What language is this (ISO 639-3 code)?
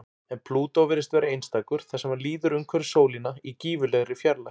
isl